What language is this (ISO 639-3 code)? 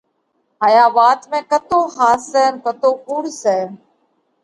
kvx